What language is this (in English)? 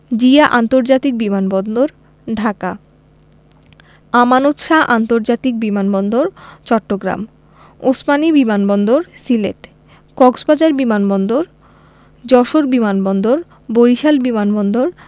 Bangla